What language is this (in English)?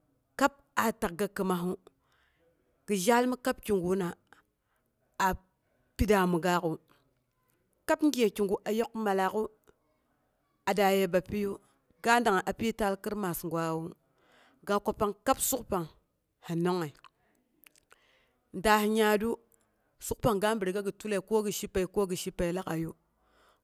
Boghom